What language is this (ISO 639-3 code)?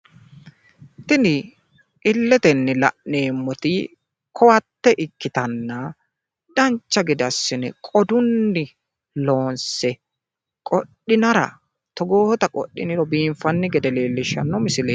sid